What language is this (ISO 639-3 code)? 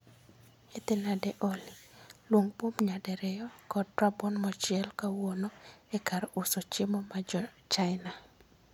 luo